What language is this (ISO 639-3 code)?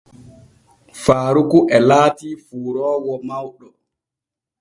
fue